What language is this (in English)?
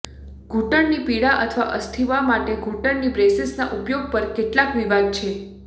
Gujarati